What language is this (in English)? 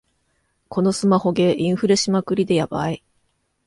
Japanese